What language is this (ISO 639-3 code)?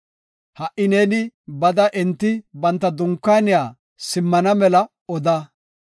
gof